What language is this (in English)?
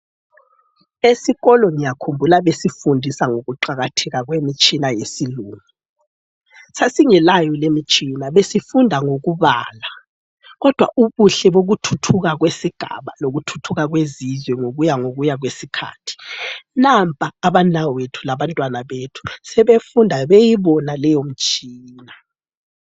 North Ndebele